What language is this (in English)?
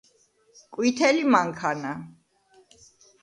Georgian